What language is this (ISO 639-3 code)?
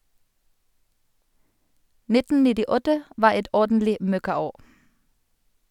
nor